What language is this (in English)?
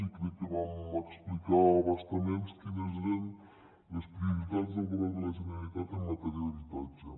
Catalan